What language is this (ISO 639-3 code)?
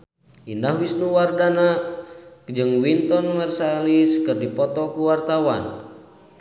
sun